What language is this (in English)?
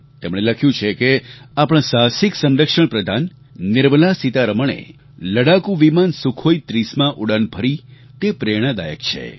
Gujarati